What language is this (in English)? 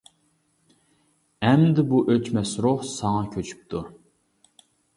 Uyghur